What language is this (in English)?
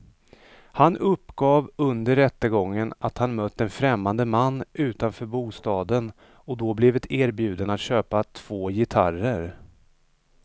Swedish